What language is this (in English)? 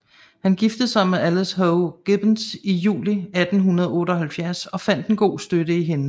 Danish